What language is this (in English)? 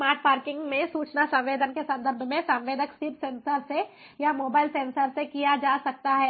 Hindi